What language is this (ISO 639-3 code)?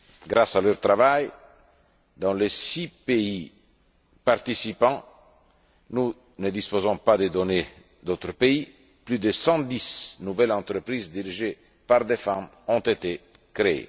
fra